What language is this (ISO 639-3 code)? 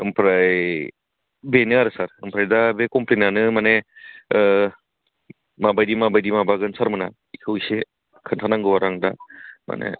brx